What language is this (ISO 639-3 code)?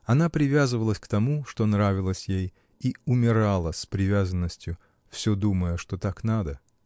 rus